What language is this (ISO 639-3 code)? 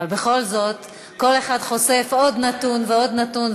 heb